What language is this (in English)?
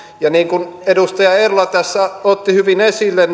Finnish